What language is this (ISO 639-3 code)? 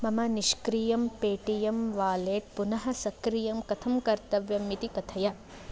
san